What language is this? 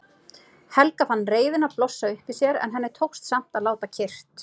Icelandic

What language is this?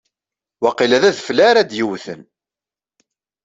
Kabyle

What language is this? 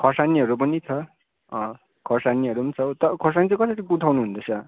Nepali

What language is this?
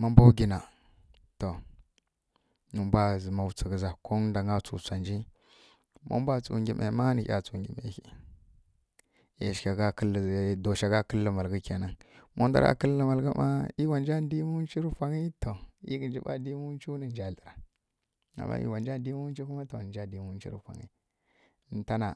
Kirya-Konzəl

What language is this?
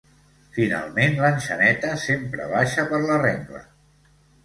Catalan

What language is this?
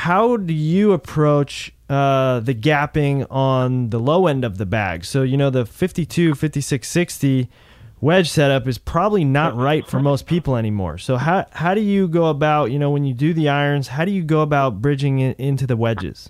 English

